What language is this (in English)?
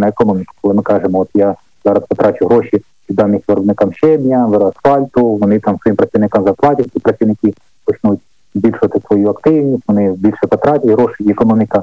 Ukrainian